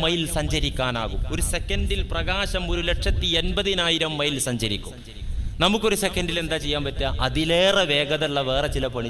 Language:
Arabic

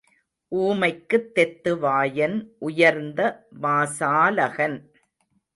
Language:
Tamil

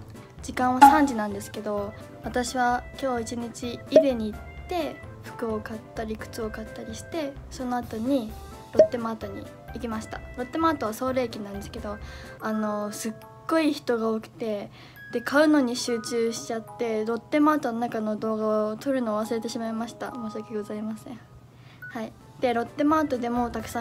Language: Japanese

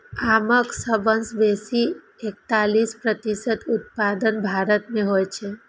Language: Maithili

